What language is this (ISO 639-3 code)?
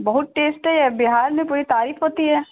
urd